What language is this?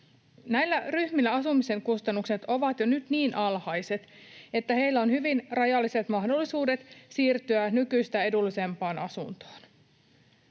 Finnish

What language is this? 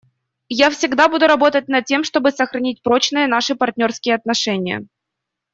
Russian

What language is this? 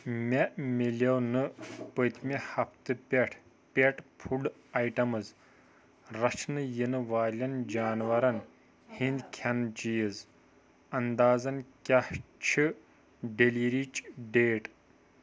Kashmiri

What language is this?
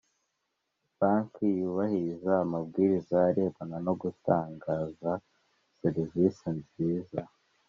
Kinyarwanda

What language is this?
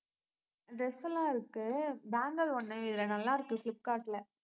Tamil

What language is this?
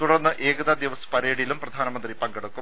Malayalam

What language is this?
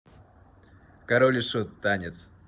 Russian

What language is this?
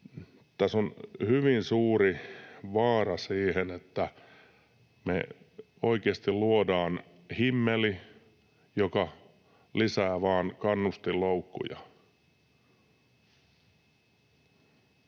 Finnish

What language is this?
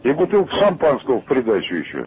Russian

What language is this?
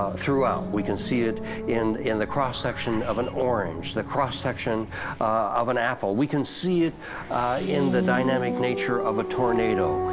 English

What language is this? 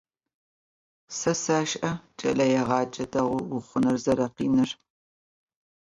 Adyghe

